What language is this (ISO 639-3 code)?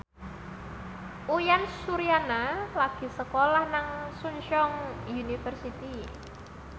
jav